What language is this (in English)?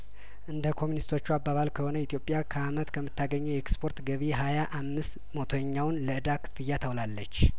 Amharic